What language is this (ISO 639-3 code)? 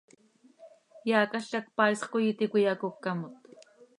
sei